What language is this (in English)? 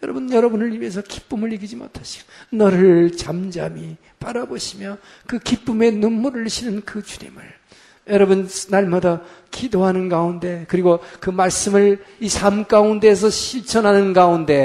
Korean